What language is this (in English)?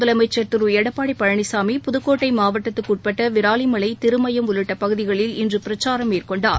Tamil